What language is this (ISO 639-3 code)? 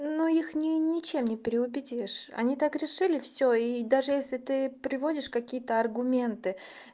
rus